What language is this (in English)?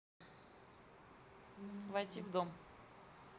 Russian